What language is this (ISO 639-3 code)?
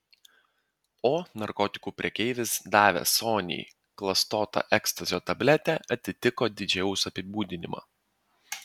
lit